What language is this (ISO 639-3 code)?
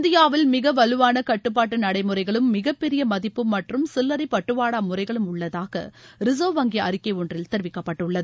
tam